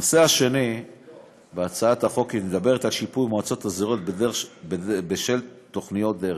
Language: Hebrew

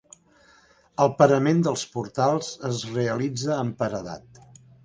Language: Catalan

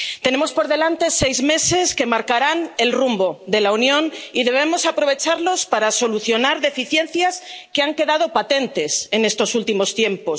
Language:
Spanish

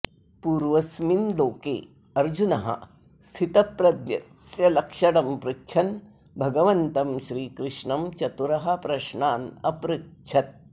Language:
Sanskrit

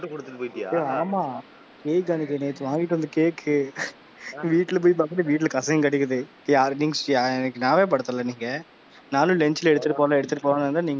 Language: Tamil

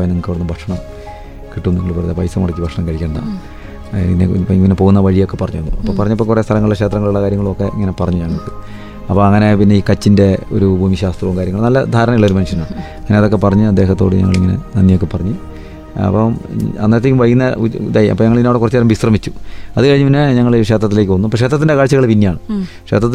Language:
Malayalam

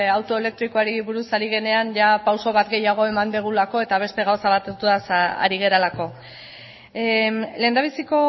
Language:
Basque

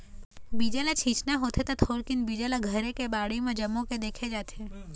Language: Chhattisgarhi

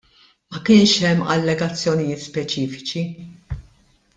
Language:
Maltese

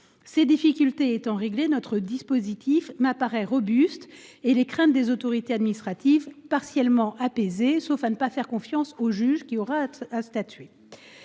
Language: French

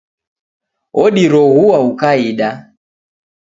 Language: Taita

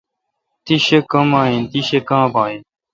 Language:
Kalkoti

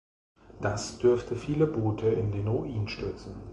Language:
German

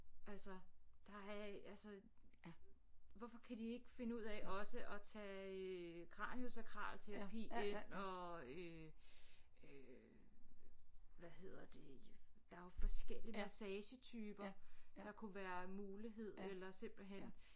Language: Danish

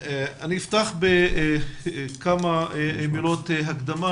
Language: Hebrew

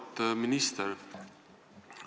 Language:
Estonian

